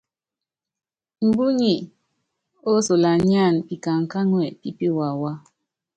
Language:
Yangben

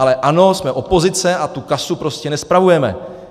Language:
Czech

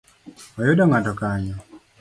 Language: Luo (Kenya and Tanzania)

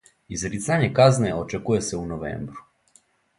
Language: Serbian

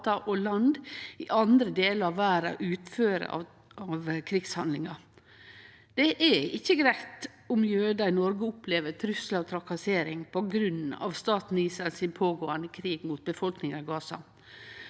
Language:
Norwegian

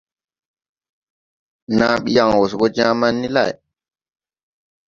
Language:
Tupuri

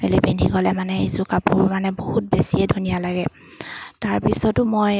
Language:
Assamese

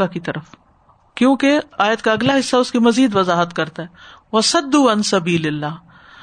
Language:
Urdu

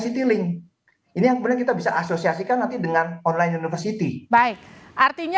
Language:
Indonesian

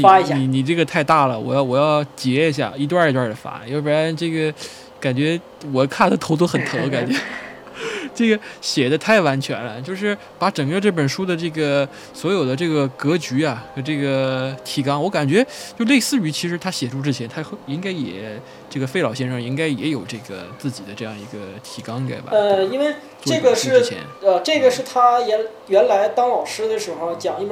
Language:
Chinese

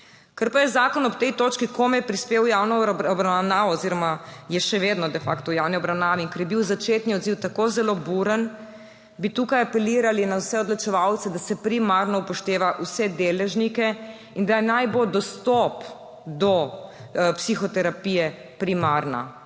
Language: Slovenian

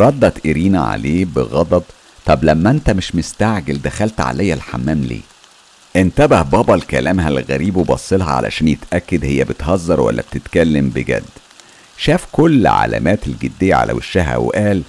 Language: Arabic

